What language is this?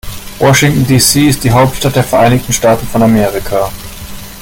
German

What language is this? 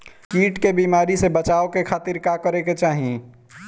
Bhojpuri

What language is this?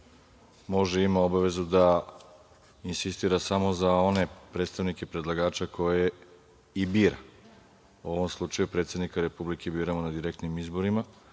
Serbian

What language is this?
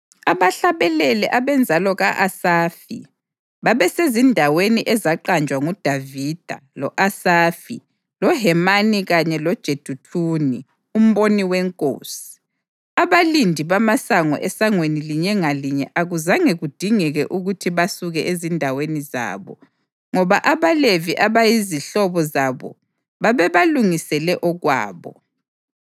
North Ndebele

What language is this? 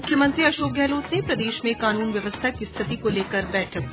Hindi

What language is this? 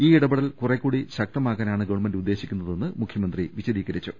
Malayalam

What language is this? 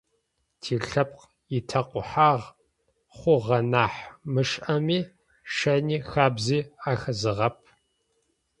Adyghe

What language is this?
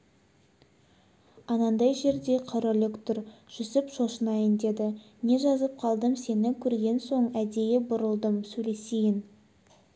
Kazakh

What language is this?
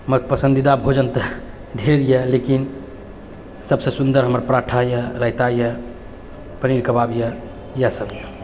Maithili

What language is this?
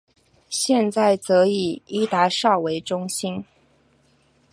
Chinese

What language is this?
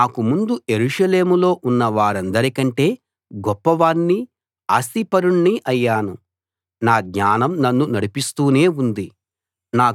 Telugu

